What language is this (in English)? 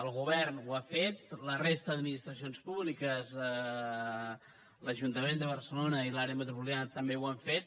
Catalan